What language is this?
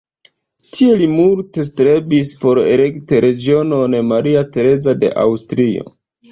Esperanto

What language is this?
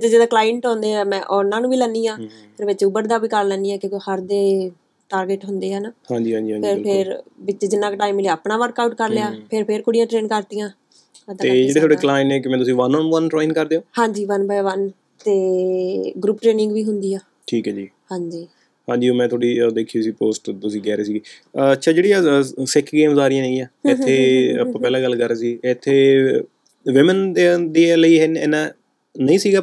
Punjabi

